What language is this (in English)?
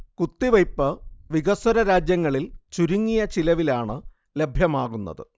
Malayalam